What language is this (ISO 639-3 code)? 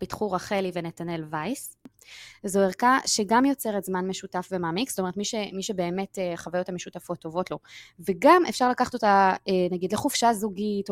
heb